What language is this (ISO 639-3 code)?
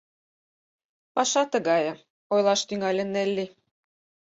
chm